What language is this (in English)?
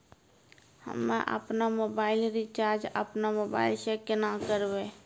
Maithili